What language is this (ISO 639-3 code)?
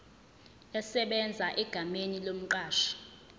zul